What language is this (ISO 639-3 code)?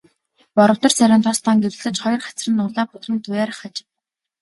mon